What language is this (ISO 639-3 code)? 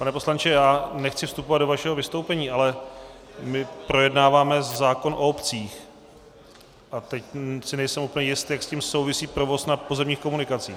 ces